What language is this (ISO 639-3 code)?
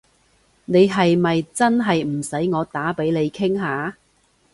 yue